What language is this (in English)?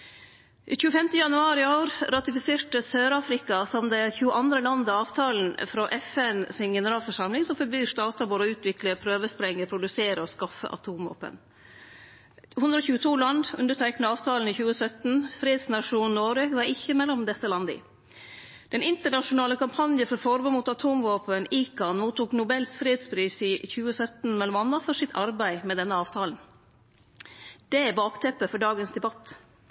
Norwegian Nynorsk